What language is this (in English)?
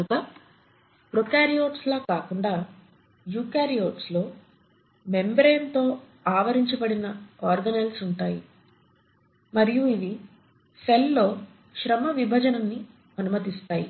Telugu